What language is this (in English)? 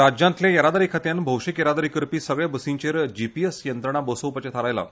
Konkani